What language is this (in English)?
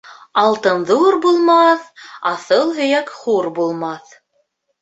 Bashkir